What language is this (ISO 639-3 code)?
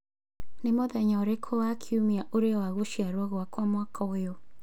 kik